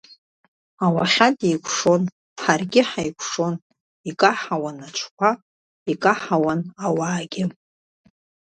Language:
Abkhazian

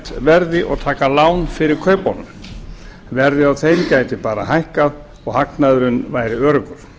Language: Icelandic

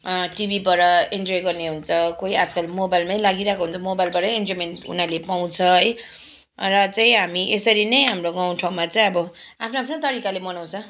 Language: Nepali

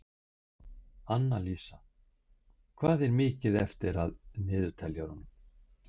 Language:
Icelandic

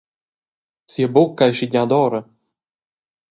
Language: Romansh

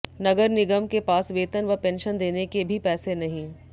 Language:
Hindi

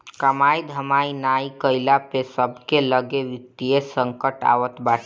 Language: Bhojpuri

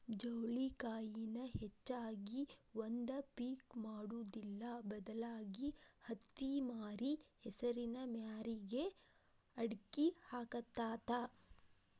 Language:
Kannada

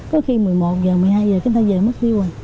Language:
Vietnamese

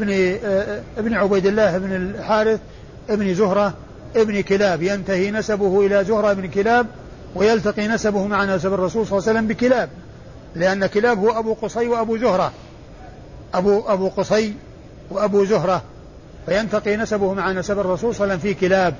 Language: Arabic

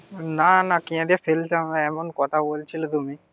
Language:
Bangla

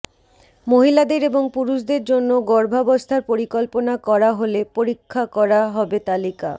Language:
Bangla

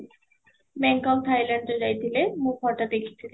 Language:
Odia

